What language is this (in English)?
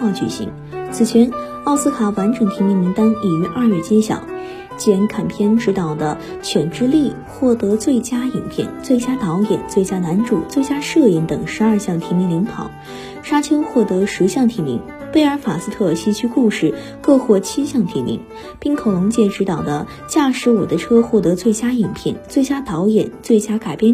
Chinese